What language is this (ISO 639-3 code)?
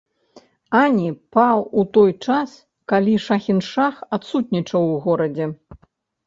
bel